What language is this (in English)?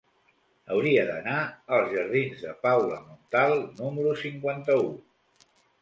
Catalan